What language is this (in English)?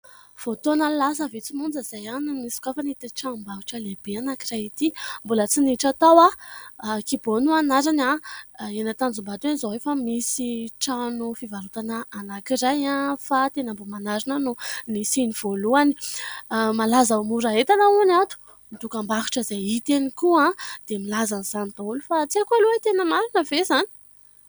Malagasy